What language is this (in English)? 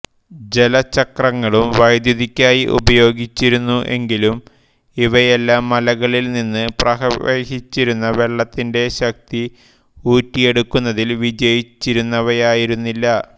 Malayalam